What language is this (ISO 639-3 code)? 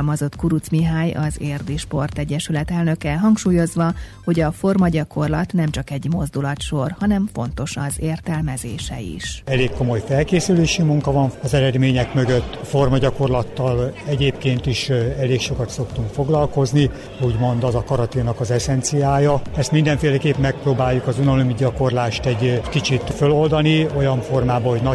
hun